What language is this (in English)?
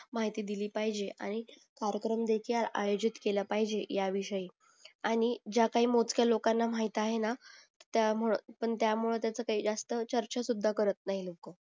Marathi